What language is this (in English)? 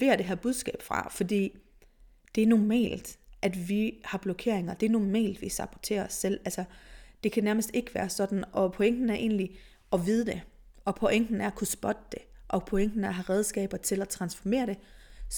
Danish